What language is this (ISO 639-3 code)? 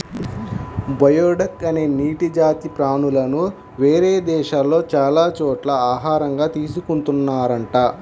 tel